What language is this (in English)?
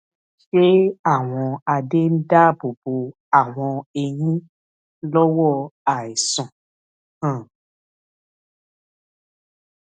Yoruba